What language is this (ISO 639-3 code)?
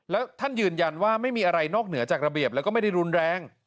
tha